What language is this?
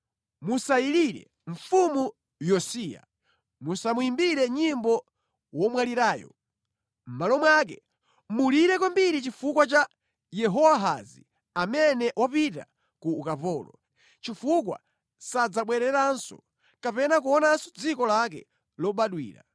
Nyanja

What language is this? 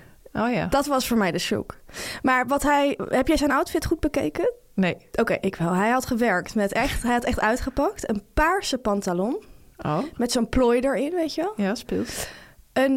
Dutch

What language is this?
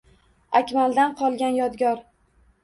Uzbek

